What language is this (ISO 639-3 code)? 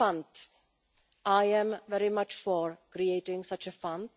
eng